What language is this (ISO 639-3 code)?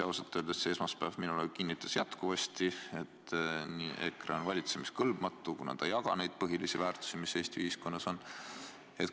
est